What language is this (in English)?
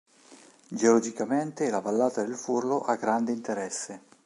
Italian